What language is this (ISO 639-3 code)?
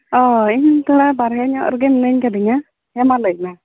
sat